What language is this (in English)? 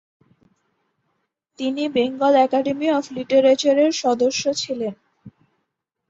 Bangla